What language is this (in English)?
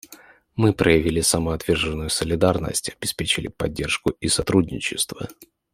Russian